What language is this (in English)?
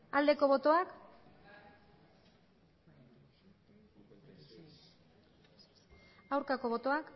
Basque